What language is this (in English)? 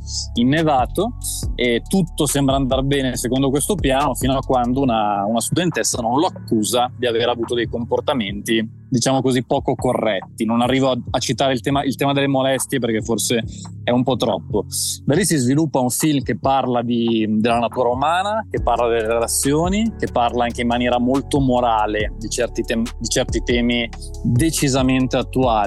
Italian